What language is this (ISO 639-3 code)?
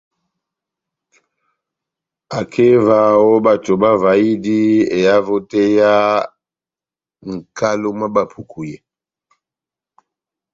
bnm